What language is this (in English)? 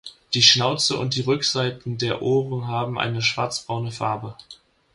German